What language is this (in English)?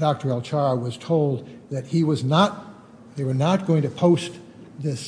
English